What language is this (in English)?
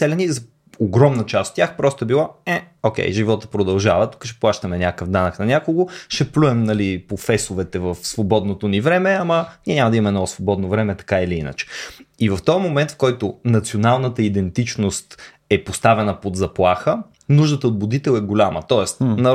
Bulgarian